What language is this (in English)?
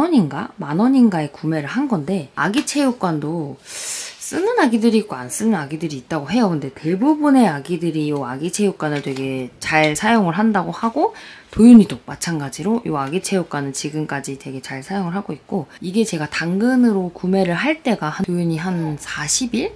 Korean